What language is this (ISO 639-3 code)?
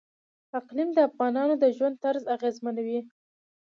pus